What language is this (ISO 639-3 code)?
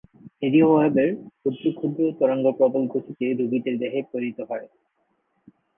ben